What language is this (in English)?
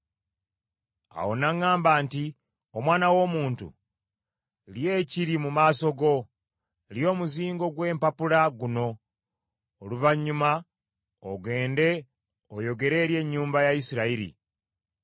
Ganda